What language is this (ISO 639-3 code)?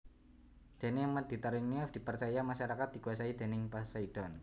jav